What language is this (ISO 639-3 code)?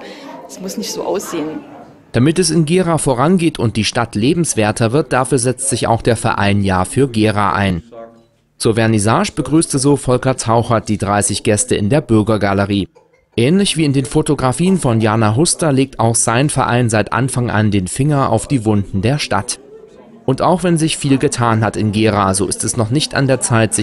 deu